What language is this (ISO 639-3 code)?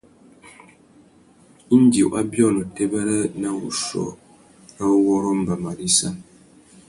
bag